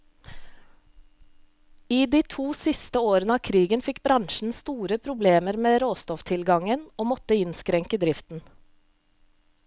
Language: Norwegian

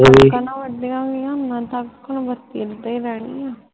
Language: Punjabi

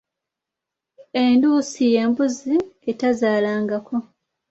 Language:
Ganda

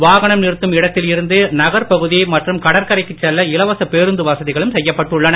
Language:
Tamil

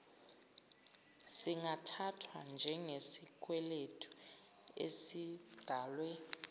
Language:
Zulu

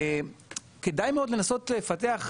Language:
Hebrew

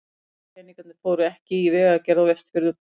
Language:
Icelandic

